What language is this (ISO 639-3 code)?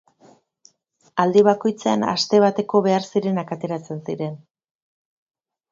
eus